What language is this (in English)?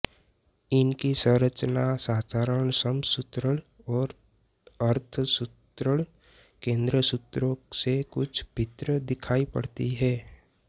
Hindi